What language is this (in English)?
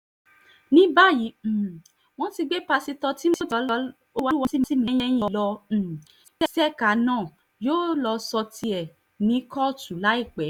Yoruba